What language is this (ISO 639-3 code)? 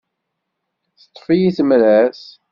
kab